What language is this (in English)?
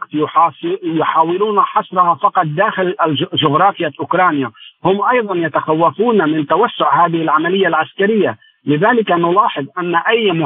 Arabic